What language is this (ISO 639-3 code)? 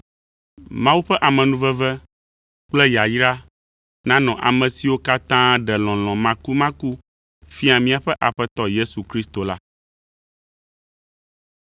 ewe